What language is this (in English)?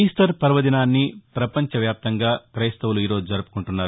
Telugu